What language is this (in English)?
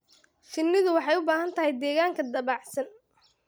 Somali